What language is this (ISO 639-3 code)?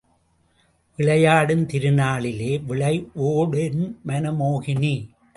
tam